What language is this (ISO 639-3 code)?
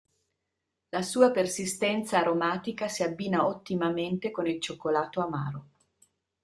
ita